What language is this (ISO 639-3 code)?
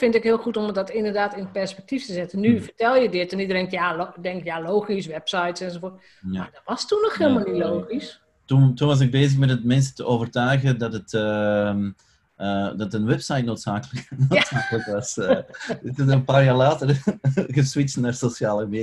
nld